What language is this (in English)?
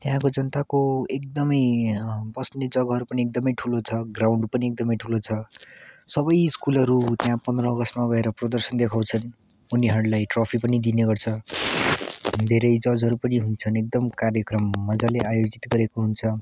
Nepali